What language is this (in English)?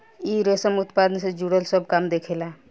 Bhojpuri